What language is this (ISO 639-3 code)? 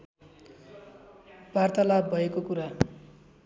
nep